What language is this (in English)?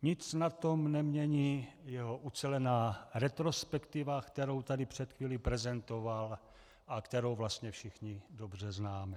Czech